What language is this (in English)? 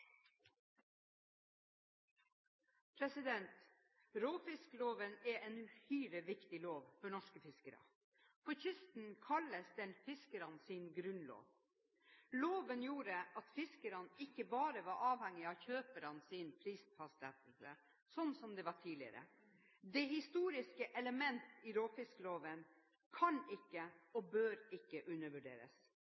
Norwegian Bokmål